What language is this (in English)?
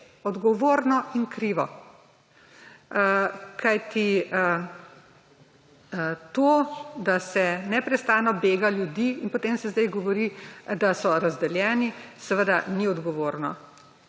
Slovenian